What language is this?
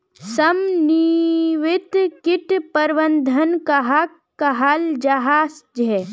Magahi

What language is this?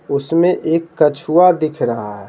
Hindi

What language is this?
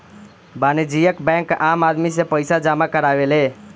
Bhojpuri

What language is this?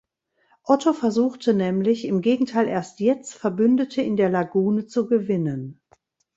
German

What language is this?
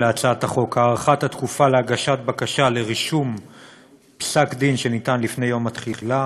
Hebrew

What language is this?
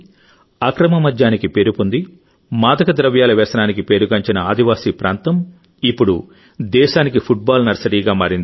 Telugu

